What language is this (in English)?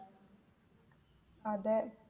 Malayalam